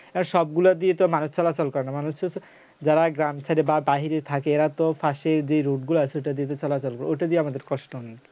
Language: Bangla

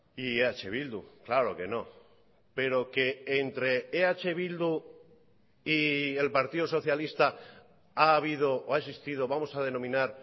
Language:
Spanish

